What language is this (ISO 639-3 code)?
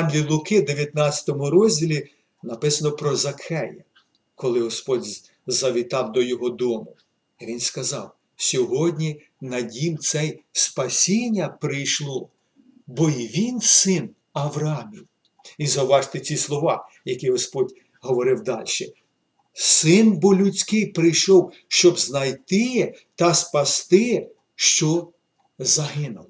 ukr